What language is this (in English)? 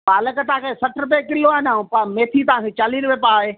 Sindhi